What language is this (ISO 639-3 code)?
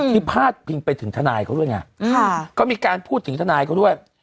tha